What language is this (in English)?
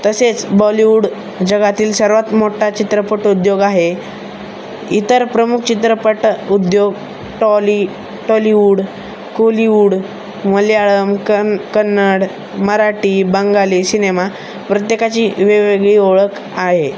Marathi